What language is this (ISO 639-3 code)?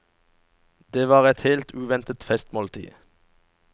nor